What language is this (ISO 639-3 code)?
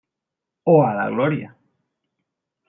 spa